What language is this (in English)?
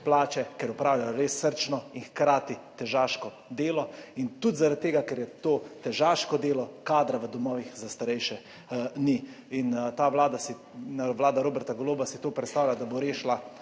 Slovenian